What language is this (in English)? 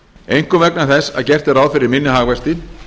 Icelandic